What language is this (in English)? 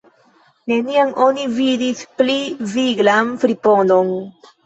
Esperanto